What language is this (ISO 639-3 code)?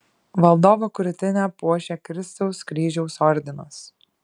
lit